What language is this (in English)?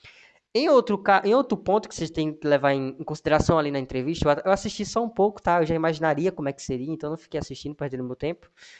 Portuguese